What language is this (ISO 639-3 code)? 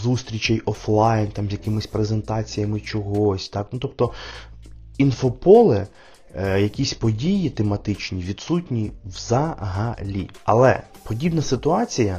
ukr